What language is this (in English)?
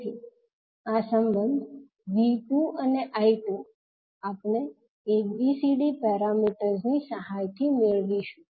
Gujarati